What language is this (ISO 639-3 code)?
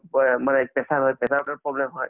asm